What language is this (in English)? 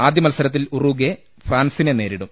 Malayalam